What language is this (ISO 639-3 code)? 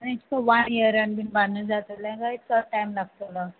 kok